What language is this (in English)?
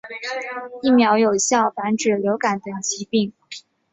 Chinese